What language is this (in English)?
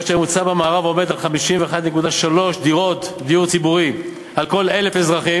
Hebrew